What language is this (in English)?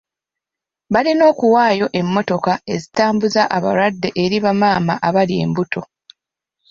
Ganda